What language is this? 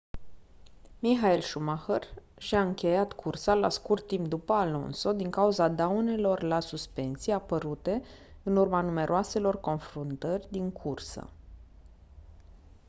Romanian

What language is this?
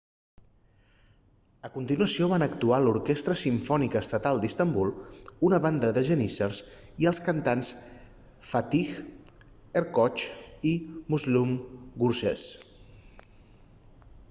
Catalan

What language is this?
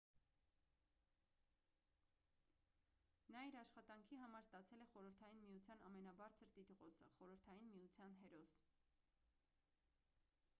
Armenian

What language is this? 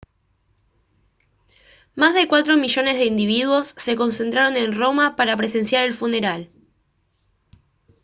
Spanish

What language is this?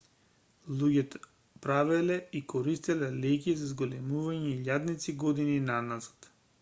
Macedonian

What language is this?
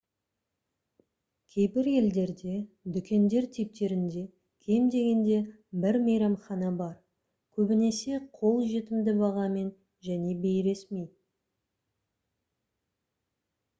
Kazakh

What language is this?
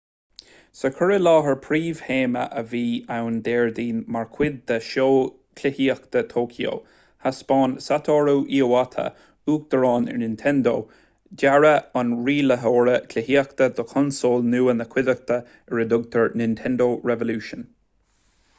Irish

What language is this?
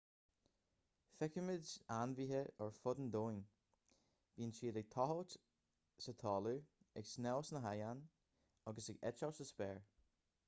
Irish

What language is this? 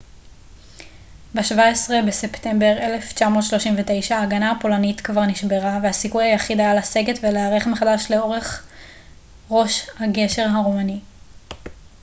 Hebrew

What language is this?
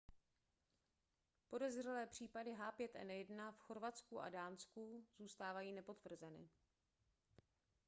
Czech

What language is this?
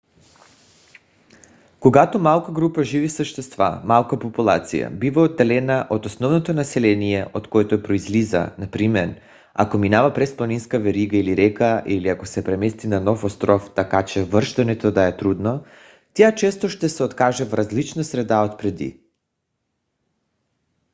Bulgarian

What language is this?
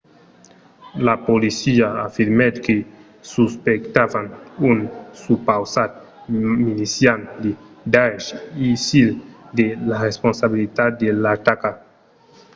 Occitan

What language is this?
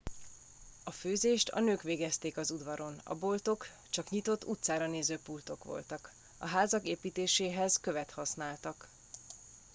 Hungarian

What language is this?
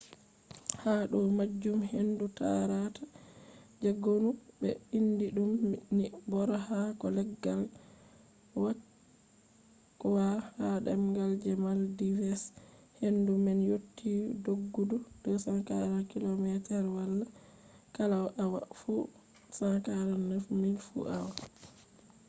Fula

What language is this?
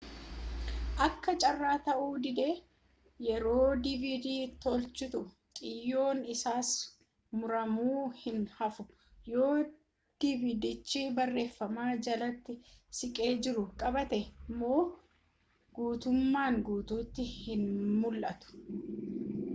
Oromo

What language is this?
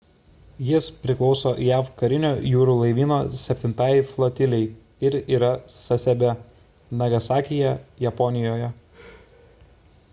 Lithuanian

